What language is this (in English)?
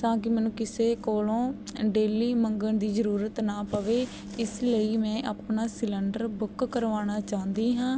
Punjabi